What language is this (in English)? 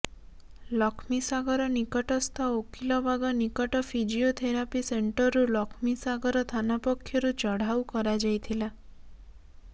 Odia